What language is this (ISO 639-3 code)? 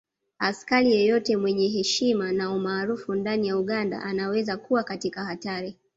swa